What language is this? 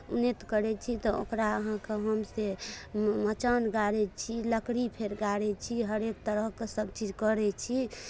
Maithili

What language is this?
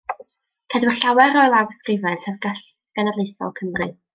Welsh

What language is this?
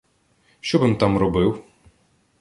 Ukrainian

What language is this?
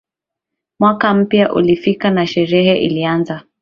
Swahili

